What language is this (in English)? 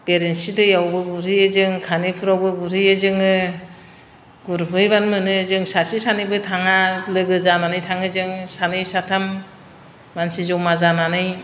Bodo